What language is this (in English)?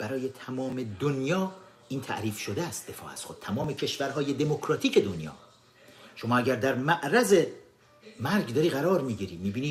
Persian